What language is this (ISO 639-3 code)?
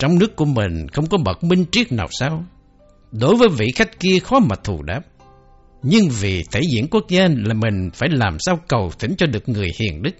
vie